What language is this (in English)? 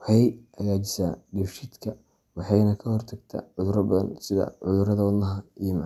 Somali